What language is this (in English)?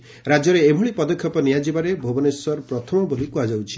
Odia